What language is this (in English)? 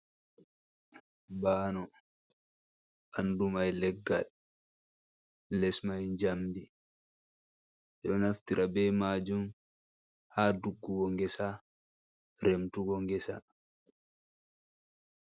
Fula